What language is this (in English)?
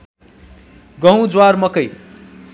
Nepali